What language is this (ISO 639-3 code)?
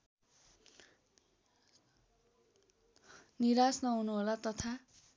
nep